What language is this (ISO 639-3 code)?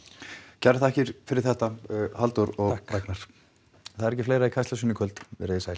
isl